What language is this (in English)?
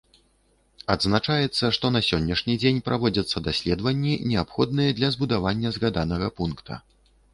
Belarusian